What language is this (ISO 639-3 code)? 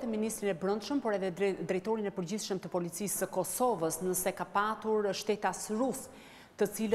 ron